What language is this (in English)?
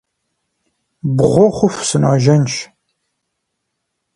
Kabardian